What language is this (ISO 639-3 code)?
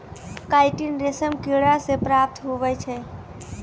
mai